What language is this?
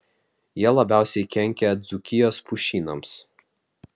Lithuanian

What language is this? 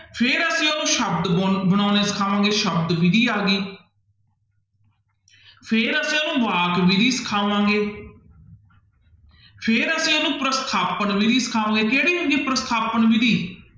Punjabi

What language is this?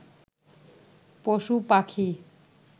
Bangla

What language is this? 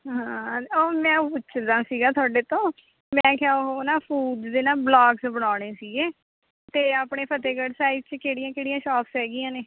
Punjabi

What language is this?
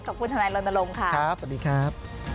Thai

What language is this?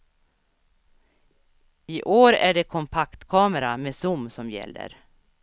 Swedish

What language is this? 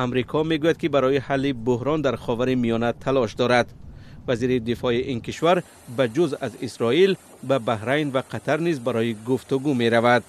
Persian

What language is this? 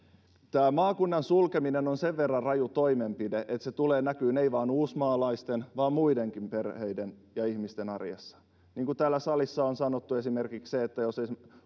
Finnish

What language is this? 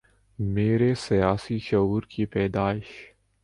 Urdu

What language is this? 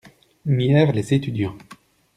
French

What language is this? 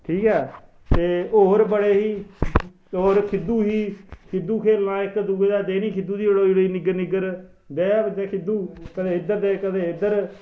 Dogri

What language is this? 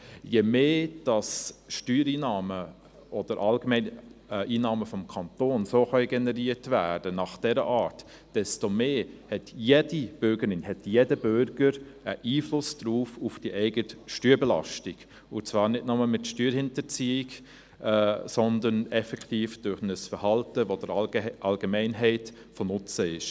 Swiss German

